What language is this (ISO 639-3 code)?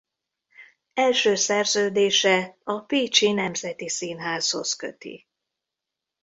hun